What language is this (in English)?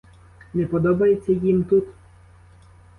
Ukrainian